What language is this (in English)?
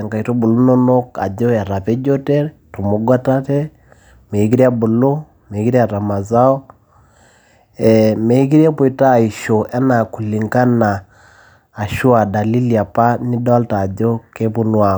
Masai